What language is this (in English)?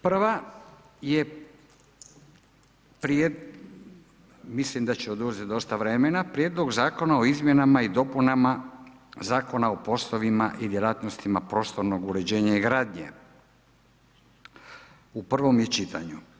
Croatian